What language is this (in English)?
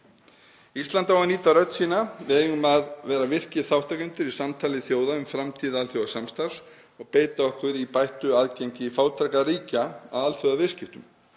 Icelandic